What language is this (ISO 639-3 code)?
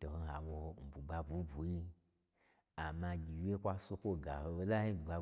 gbr